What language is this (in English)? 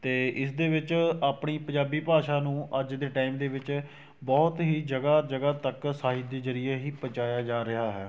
Punjabi